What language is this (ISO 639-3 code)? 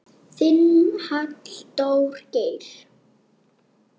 isl